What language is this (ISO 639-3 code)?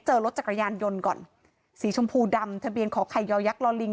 tha